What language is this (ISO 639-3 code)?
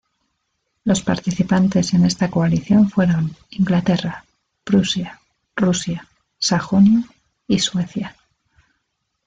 spa